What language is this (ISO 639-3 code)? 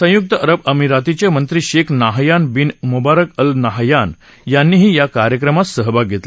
mar